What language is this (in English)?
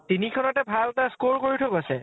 Assamese